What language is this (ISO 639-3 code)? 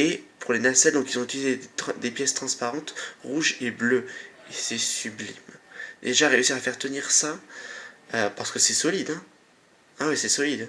fra